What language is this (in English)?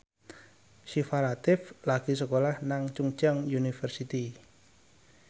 Javanese